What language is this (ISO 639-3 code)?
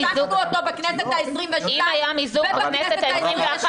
heb